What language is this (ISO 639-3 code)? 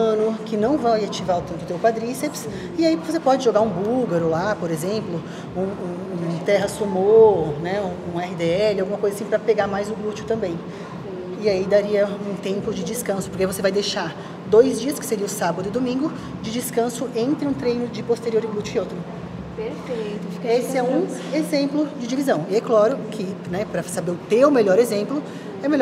por